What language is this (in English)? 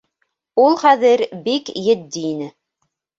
Bashkir